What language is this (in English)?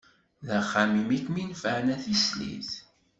Kabyle